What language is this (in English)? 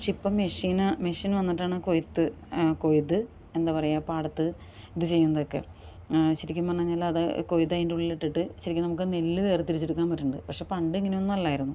Malayalam